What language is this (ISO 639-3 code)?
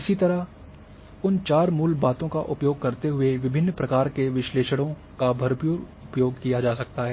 hin